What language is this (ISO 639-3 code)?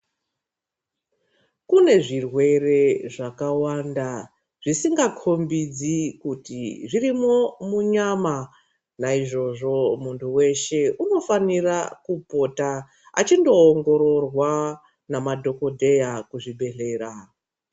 ndc